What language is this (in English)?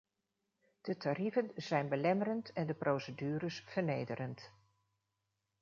Dutch